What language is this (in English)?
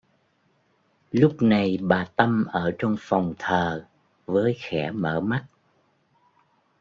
Vietnamese